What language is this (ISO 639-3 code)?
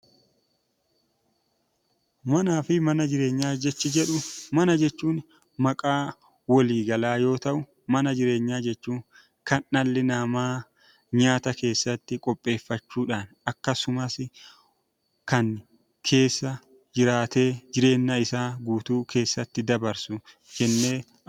orm